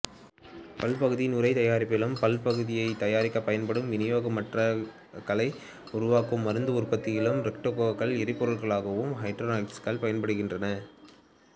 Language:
Tamil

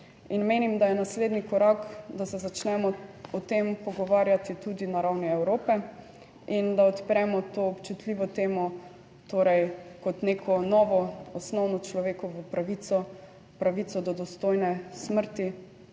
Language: Slovenian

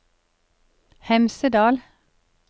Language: Norwegian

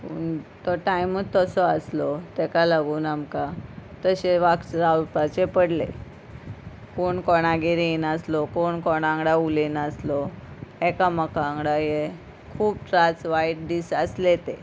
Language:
Konkani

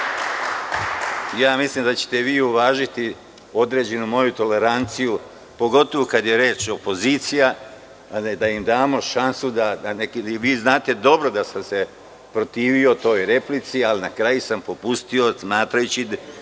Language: Serbian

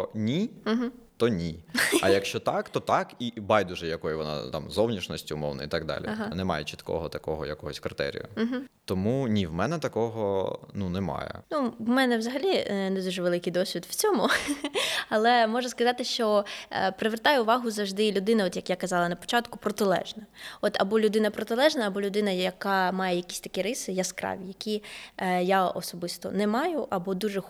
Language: Ukrainian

